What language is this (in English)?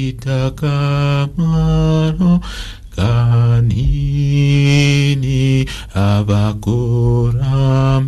French